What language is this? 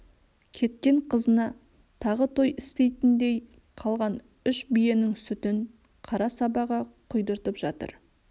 Kazakh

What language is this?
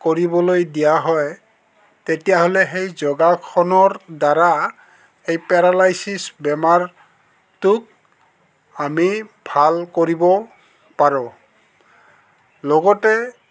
Assamese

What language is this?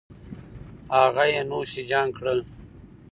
Pashto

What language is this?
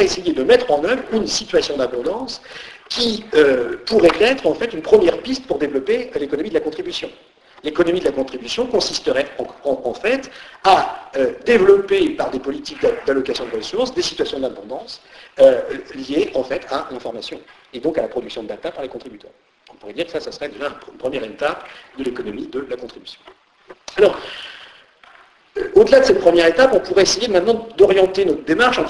French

